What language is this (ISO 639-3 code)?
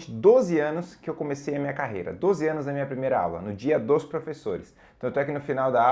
por